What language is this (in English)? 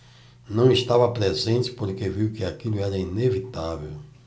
Portuguese